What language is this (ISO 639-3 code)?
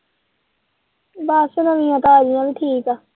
pan